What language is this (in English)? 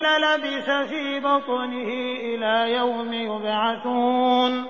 Arabic